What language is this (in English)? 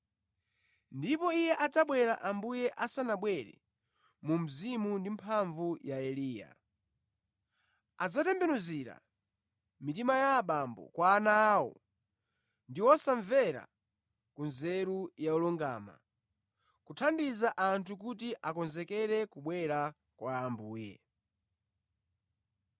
Nyanja